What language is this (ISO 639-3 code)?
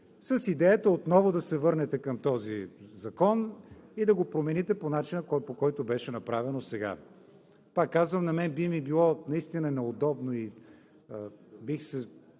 bul